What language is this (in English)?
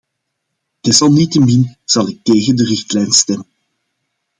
Dutch